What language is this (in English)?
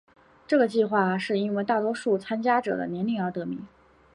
Chinese